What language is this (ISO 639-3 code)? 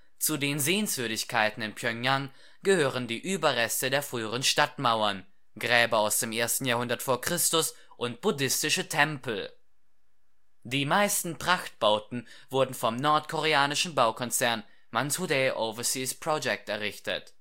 deu